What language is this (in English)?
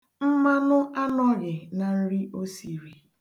Igbo